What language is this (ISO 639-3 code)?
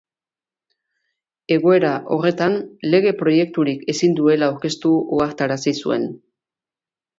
eus